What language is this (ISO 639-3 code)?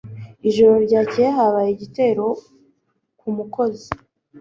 kin